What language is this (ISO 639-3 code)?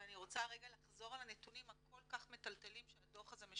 heb